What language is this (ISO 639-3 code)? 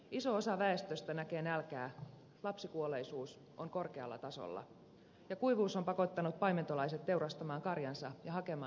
fin